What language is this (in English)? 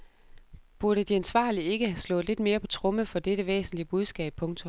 Danish